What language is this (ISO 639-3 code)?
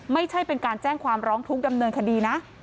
tha